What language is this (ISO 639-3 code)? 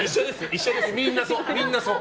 jpn